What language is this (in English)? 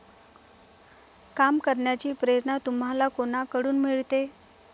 Marathi